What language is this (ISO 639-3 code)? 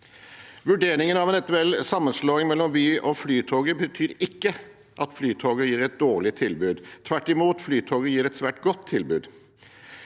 nor